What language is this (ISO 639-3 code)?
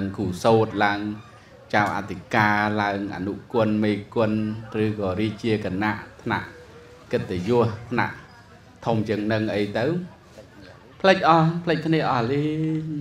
vie